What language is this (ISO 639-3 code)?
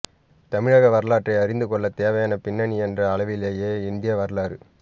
tam